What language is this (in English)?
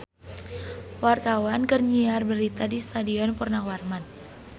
Sundanese